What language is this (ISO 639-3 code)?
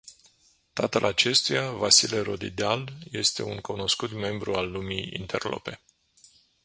ron